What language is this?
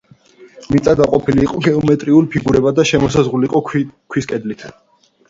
Georgian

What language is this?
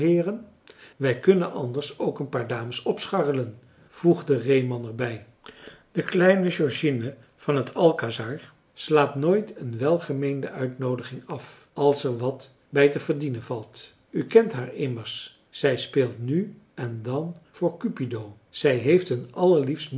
Dutch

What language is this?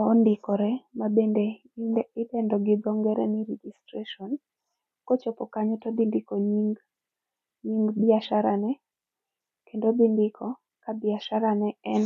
Luo (Kenya and Tanzania)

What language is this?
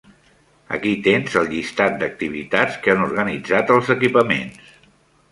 Catalan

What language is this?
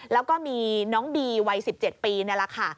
Thai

